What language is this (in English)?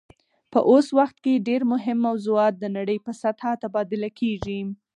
Pashto